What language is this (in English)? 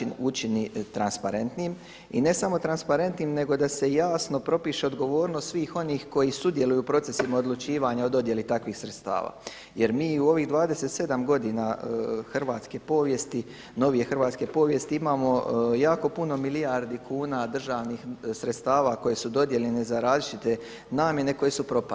Croatian